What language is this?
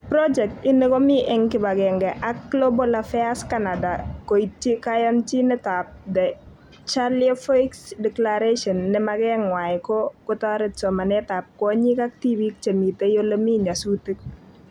Kalenjin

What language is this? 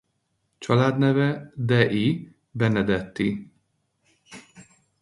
Hungarian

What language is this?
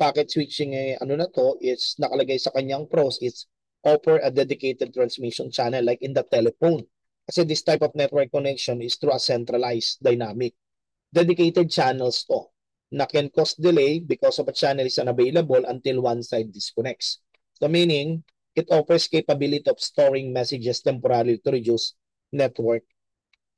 Filipino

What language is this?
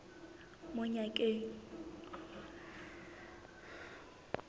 Southern Sotho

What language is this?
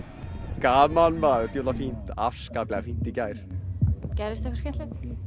Icelandic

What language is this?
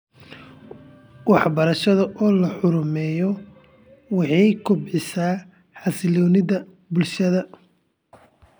Somali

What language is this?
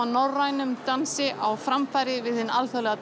Icelandic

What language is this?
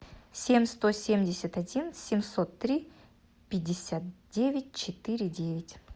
Russian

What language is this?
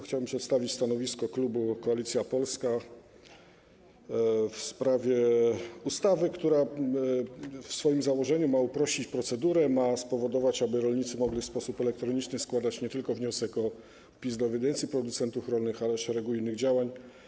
Polish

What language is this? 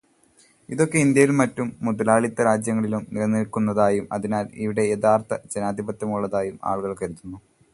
Malayalam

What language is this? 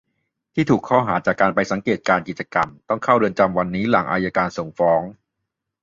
Thai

